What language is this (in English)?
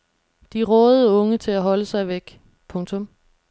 Danish